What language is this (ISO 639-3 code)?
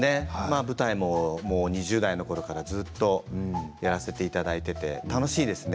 jpn